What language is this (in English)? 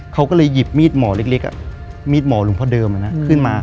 Thai